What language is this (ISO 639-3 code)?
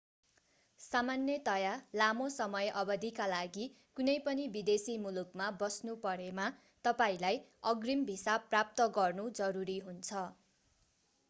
nep